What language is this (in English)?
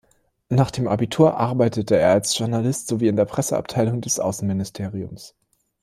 German